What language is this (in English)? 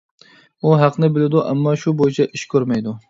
Uyghur